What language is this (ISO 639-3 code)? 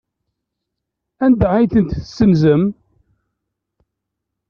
kab